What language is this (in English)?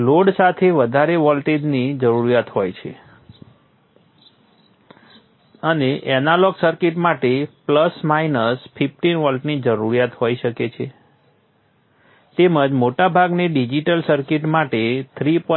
Gujarati